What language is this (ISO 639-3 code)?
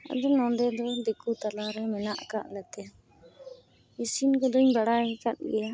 sat